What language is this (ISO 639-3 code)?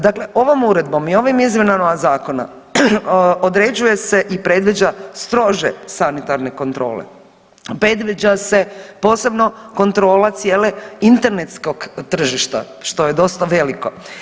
hrv